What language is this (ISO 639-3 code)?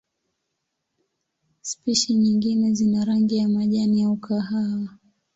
swa